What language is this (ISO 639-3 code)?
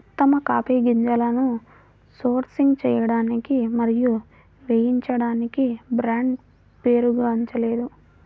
tel